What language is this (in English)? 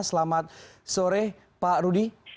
Indonesian